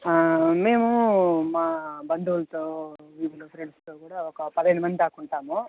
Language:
Telugu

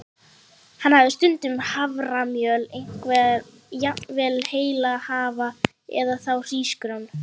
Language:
Icelandic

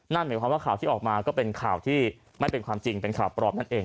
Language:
Thai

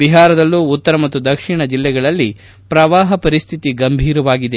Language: Kannada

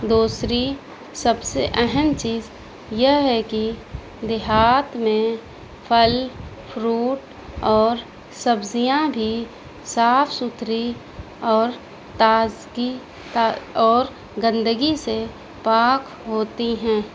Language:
Urdu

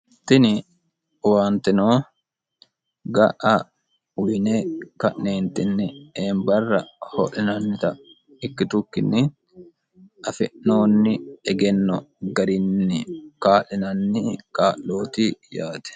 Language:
Sidamo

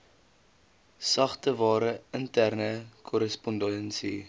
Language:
Afrikaans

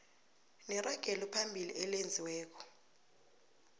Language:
South Ndebele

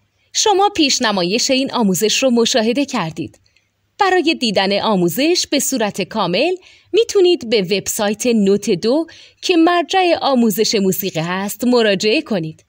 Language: Persian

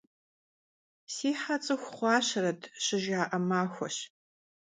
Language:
Kabardian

